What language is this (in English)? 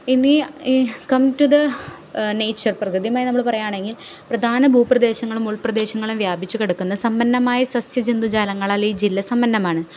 Malayalam